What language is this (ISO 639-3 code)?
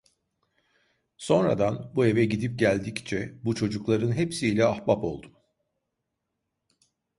tur